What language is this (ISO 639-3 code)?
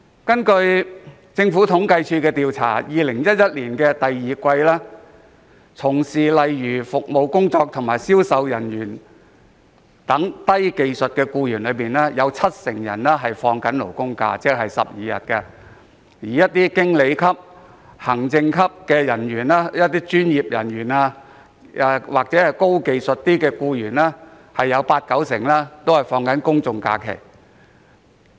yue